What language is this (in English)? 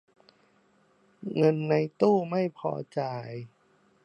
Thai